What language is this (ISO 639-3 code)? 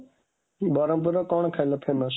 ori